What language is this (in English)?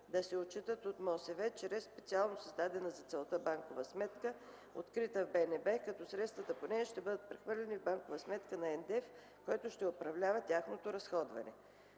Bulgarian